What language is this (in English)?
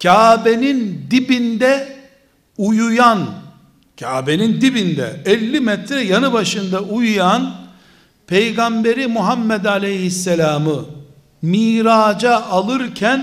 Turkish